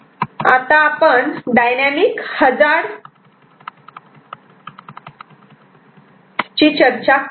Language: Marathi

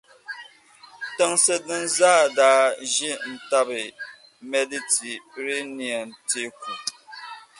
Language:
Dagbani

